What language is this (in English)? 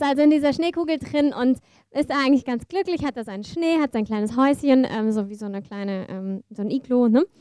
German